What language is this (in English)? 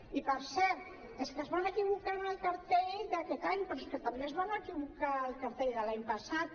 Catalan